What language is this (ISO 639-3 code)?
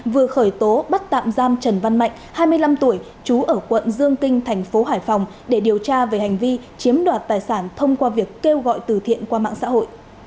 vie